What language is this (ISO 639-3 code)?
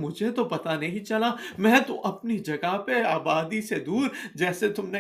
urd